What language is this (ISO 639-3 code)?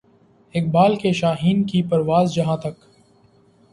urd